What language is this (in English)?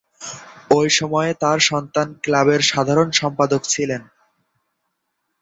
Bangla